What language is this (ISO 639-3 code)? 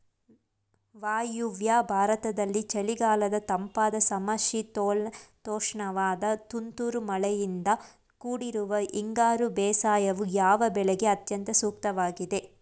kan